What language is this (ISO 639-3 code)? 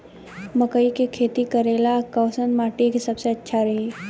bho